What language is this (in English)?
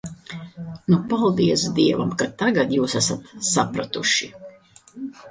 Latvian